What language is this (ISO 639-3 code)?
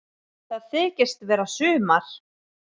isl